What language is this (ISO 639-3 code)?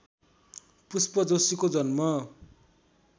nep